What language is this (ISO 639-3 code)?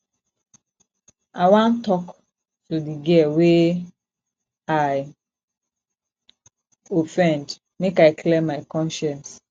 pcm